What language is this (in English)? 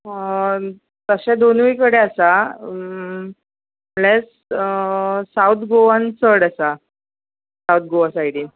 Konkani